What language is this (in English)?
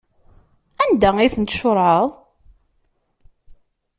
Kabyle